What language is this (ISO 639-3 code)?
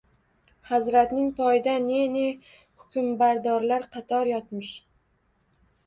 uzb